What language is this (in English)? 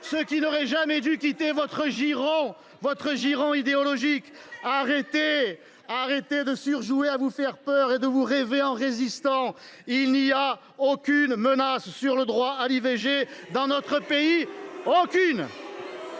French